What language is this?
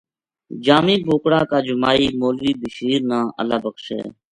Gujari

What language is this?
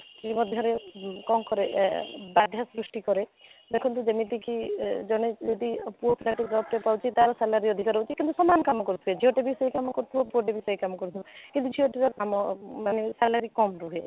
Odia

